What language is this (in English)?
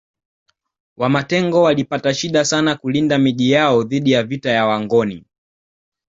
Swahili